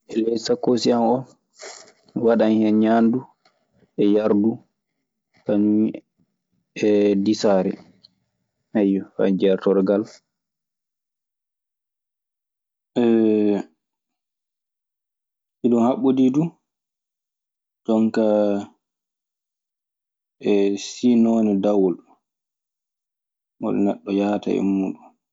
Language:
Maasina Fulfulde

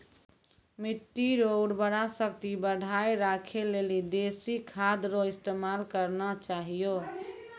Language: Maithili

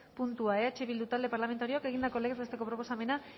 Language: Basque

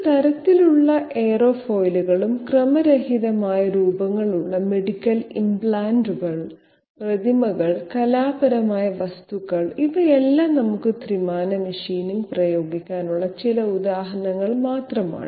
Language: Malayalam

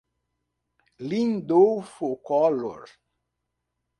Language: Portuguese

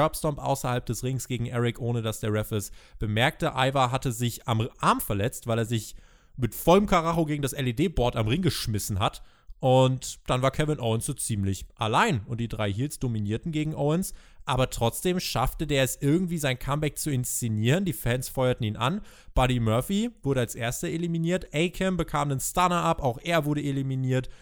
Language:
German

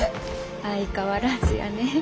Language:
Japanese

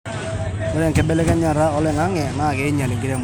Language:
Masai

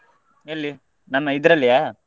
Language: Kannada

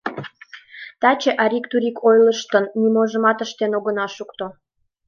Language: Mari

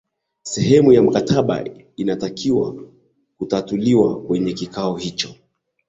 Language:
Swahili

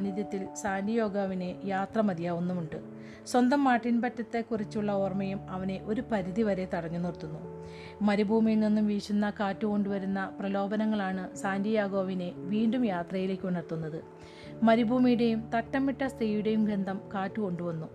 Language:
Malayalam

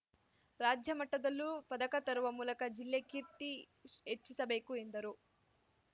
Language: Kannada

